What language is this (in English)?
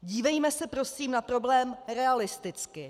Czech